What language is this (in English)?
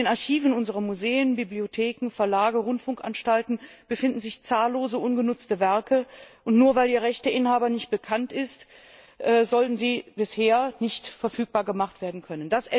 German